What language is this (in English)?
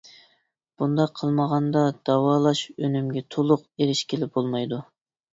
Uyghur